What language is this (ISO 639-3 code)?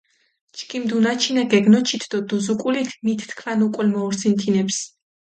xmf